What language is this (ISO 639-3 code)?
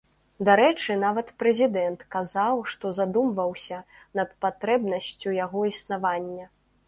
bel